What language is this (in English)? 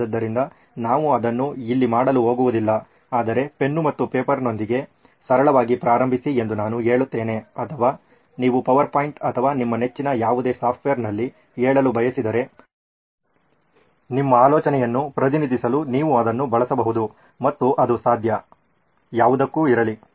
Kannada